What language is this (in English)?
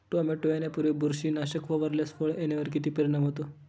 Marathi